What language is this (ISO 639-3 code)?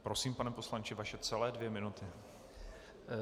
ces